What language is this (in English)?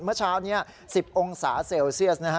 Thai